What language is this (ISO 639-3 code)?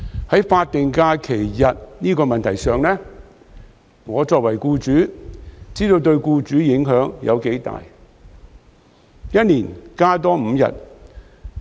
yue